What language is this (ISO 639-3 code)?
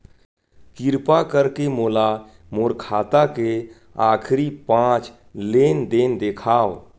hne